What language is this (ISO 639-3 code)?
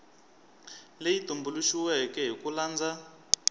tso